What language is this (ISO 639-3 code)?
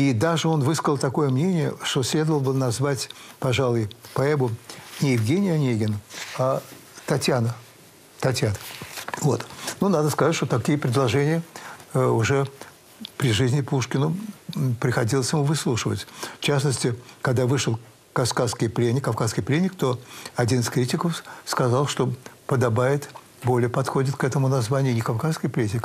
rus